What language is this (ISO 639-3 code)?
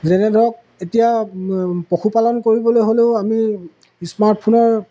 asm